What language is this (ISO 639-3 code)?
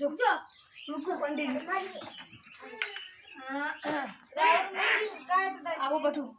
hin